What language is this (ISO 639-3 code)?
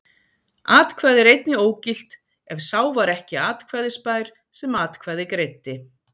isl